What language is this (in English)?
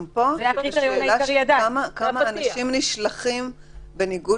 Hebrew